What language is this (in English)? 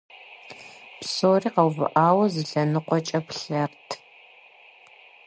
Kabardian